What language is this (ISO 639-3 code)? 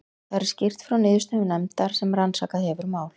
isl